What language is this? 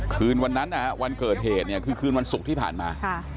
Thai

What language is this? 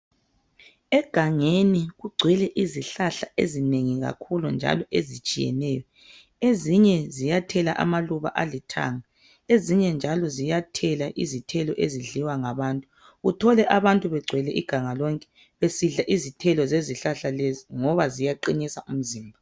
North Ndebele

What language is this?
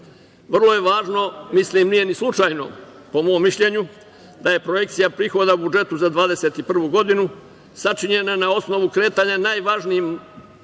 Serbian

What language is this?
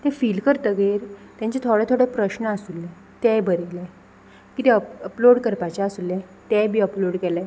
Konkani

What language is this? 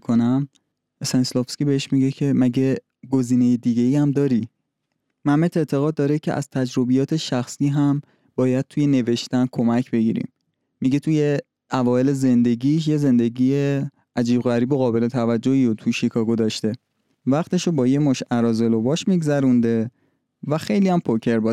Persian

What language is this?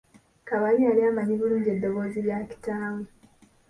Ganda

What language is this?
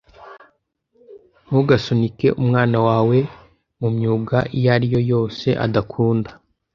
Kinyarwanda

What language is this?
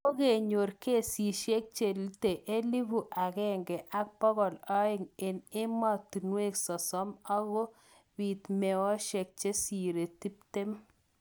Kalenjin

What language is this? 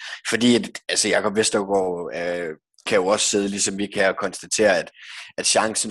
Danish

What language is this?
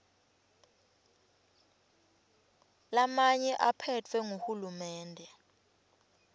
Swati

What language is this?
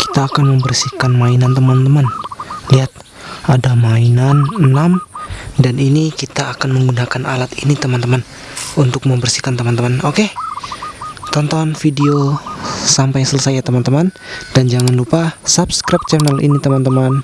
Indonesian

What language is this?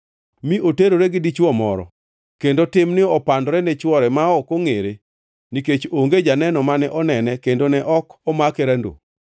Luo (Kenya and Tanzania)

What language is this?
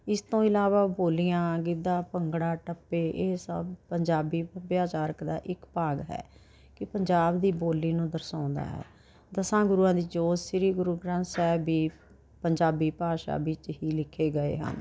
Punjabi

